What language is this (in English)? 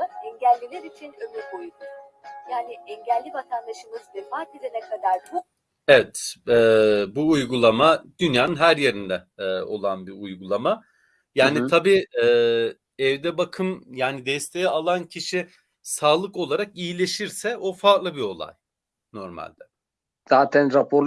Turkish